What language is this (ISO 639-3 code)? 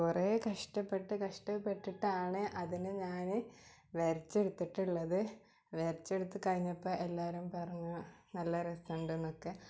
mal